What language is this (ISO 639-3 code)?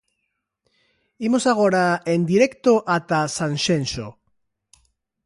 glg